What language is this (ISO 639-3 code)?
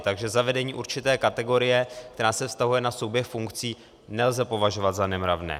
ces